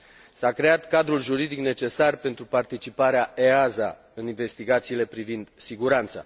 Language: Romanian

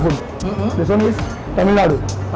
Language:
Indonesian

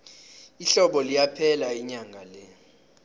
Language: South Ndebele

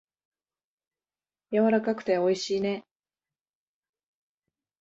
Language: Japanese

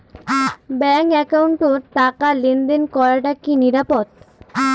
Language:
Bangla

